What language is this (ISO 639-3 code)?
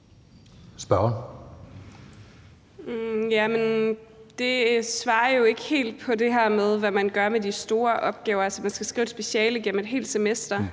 dan